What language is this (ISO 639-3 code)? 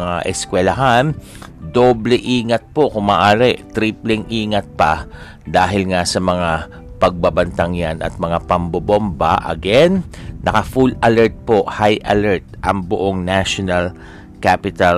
fil